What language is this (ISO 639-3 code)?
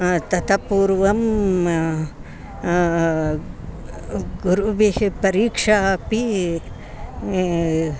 san